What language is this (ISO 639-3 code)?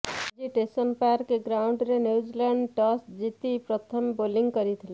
ori